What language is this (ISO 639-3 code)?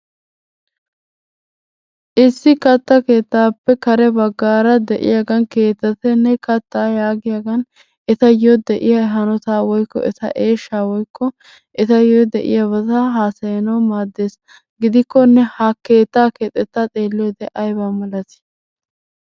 wal